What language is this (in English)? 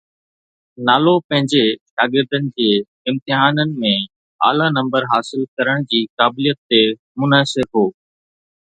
Sindhi